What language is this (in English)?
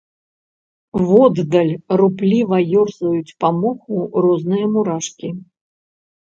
Belarusian